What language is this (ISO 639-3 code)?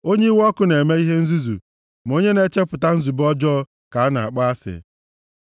ibo